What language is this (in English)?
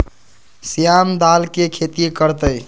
Magahi